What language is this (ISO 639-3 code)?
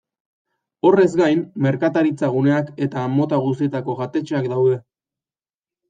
eus